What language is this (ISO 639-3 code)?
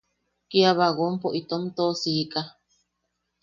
yaq